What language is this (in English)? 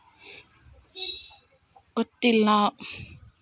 Kannada